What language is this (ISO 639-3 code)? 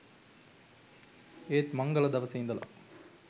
sin